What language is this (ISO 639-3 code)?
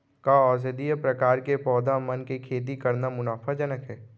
hne